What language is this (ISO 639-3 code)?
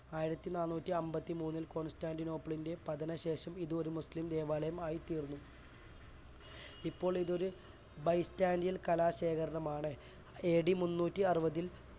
mal